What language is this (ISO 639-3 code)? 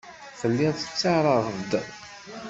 kab